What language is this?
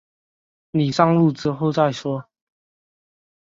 Chinese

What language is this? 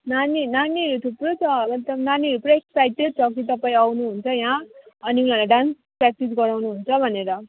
Nepali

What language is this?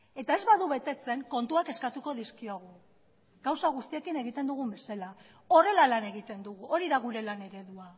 Basque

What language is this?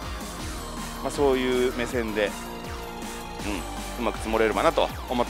Japanese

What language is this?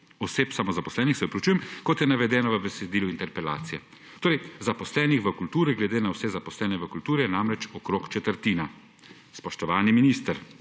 Slovenian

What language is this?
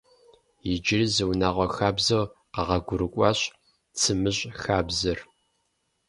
Kabardian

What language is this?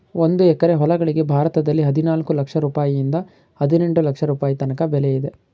Kannada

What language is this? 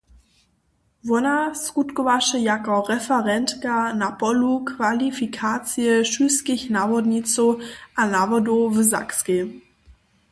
Upper Sorbian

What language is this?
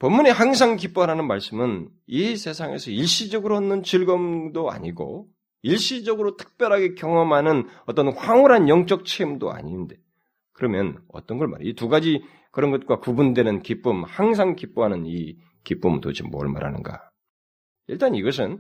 Korean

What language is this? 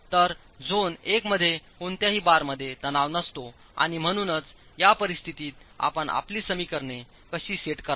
Marathi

